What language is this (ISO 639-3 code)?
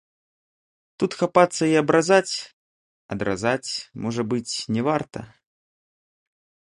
bel